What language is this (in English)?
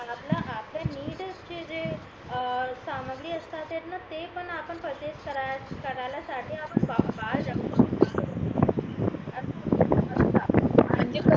Marathi